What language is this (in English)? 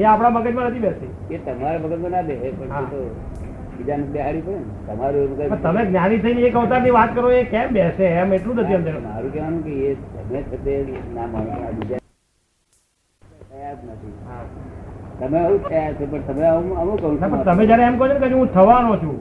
Gujarati